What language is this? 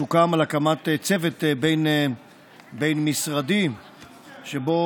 Hebrew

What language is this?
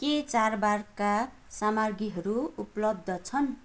Nepali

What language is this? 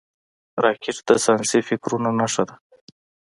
Pashto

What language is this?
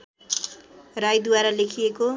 Nepali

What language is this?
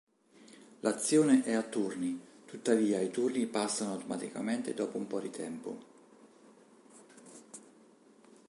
Italian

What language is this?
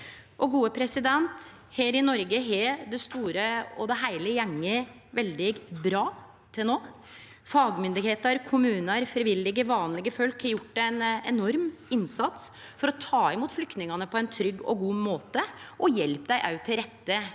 Norwegian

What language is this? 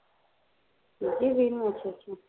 Punjabi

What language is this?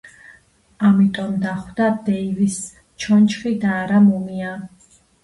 Georgian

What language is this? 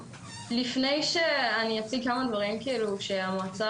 Hebrew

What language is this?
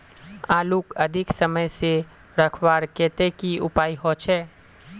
Magahi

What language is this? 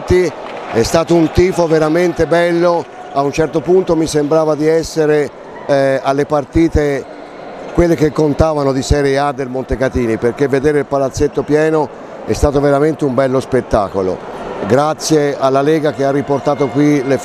Italian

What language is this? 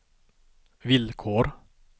Swedish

